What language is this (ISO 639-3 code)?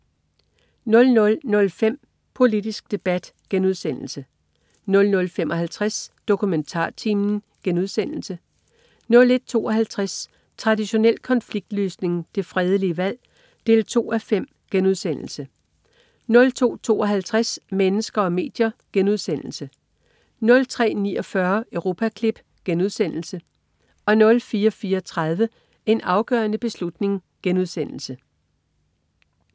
dan